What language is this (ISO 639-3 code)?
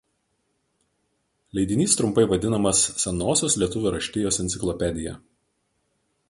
lit